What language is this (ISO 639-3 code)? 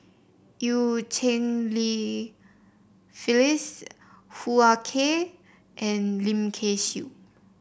eng